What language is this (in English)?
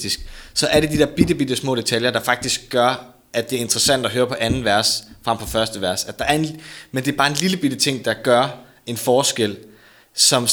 Danish